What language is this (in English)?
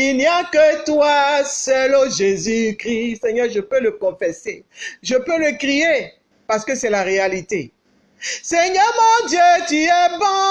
French